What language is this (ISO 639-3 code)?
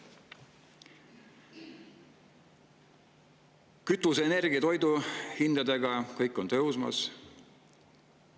est